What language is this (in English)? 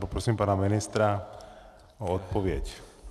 Czech